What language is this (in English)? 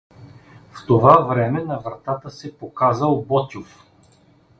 Bulgarian